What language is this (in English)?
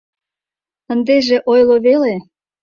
Mari